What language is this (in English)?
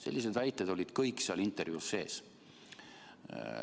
Estonian